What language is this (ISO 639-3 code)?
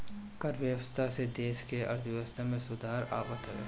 bho